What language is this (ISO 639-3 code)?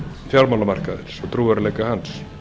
isl